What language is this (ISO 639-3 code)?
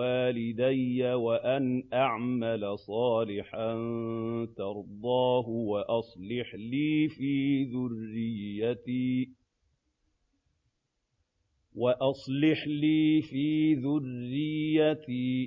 ara